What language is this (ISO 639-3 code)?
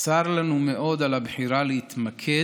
heb